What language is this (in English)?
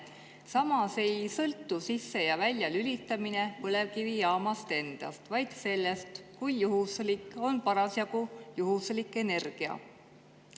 Estonian